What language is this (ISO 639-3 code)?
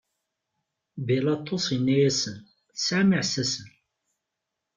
kab